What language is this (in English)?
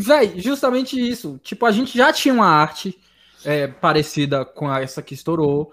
Portuguese